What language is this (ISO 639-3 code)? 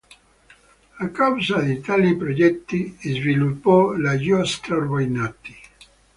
ita